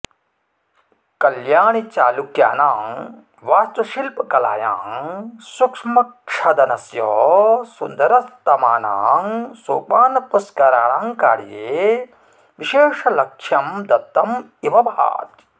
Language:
Sanskrit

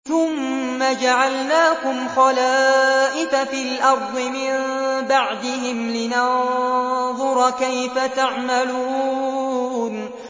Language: Arabic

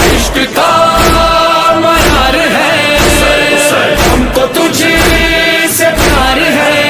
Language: Polish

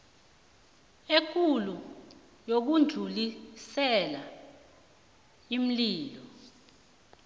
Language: South Ndebele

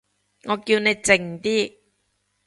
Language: Cantonese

